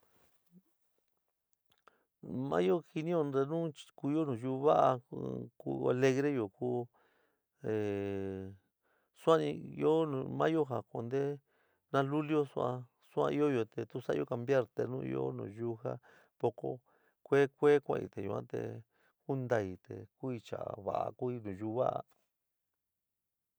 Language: San Miguel El Grande Mixtec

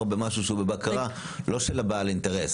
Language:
Hebrew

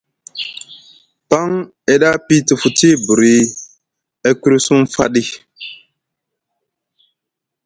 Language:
Musgu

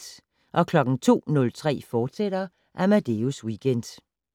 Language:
Danish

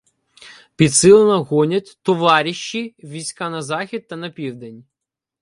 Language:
Ukrainian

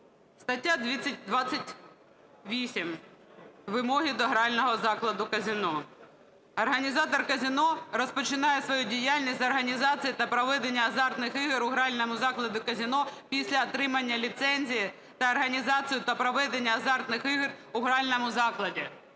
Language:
Ukrainian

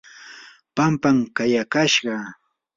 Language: Yanahuanca Pasco Quechua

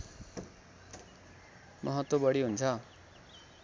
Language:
Nepali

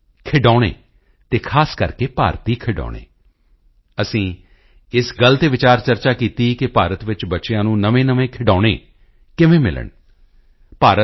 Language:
Punjabi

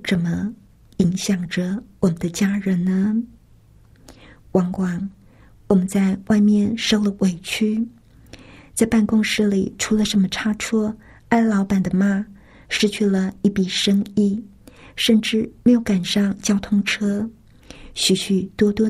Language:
Chinese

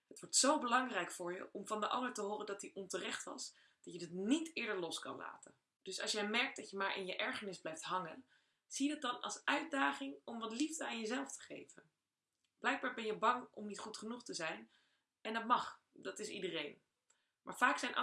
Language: Dutch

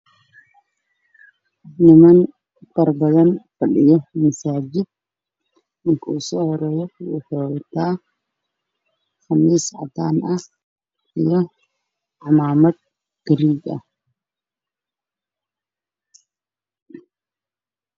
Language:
Somali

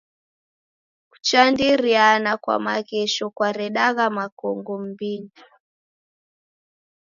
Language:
Taita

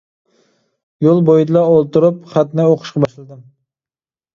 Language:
Uyghur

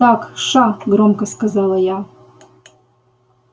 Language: Russian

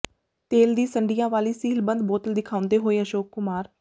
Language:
Punjabi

